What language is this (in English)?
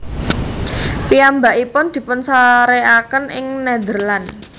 Javanese